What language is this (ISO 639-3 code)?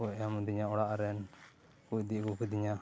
sat